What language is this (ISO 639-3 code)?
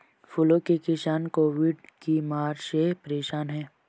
hin